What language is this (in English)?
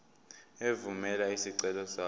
Zulu